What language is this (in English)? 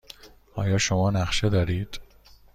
Persian